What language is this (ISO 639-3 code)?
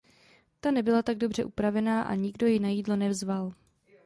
ces